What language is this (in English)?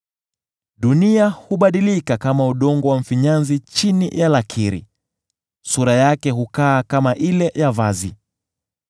Swahili